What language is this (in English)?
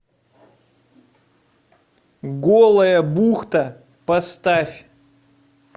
Russian